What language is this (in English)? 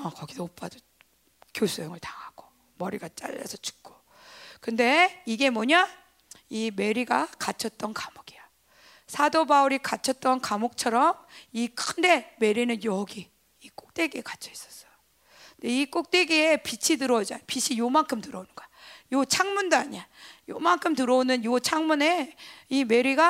Korean